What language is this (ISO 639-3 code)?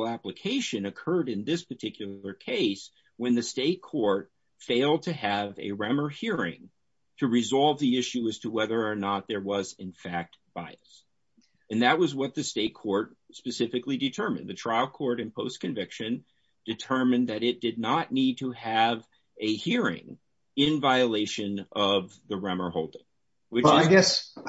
eng